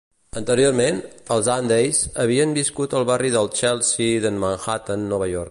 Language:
Catalan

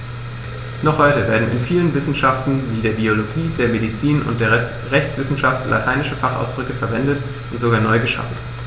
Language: German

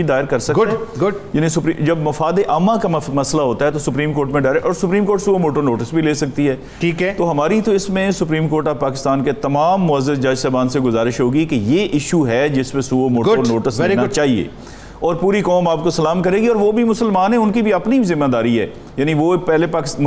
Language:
Urdu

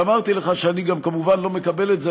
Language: Hebrew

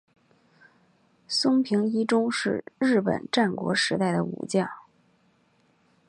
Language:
Chinese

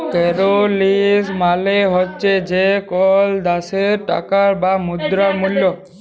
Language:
Bangla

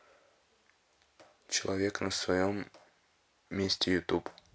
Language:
Russian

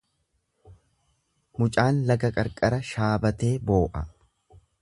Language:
Oromo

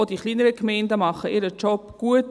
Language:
Swiss German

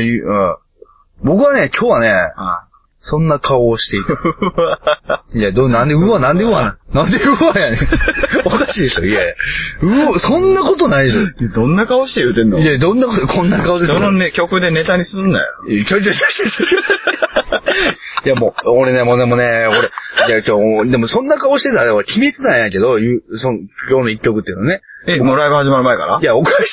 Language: Japanese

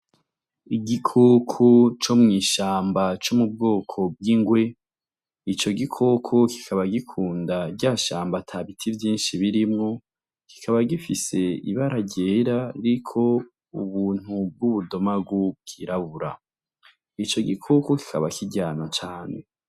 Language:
Rundi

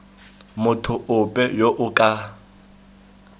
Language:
Tswana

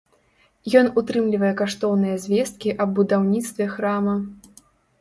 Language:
Belarusian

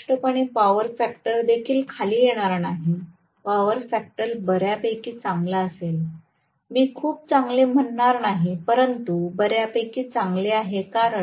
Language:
Marathi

